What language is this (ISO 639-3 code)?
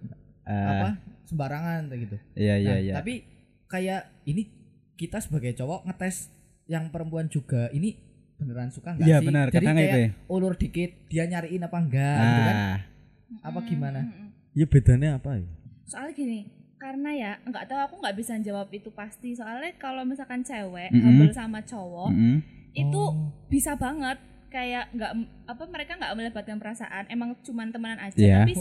ind